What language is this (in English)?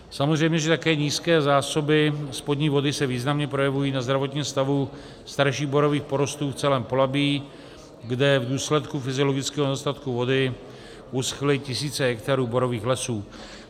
Czech